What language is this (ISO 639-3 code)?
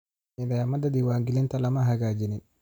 som